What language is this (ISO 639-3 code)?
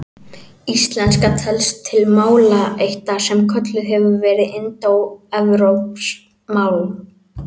isl